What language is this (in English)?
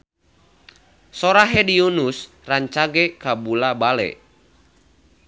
Sundanese